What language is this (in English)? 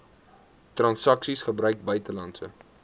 Afrikaans